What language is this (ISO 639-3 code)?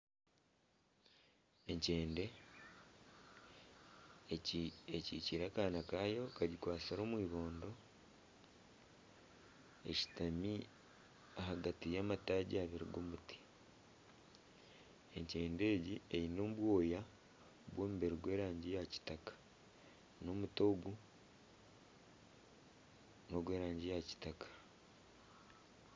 nyn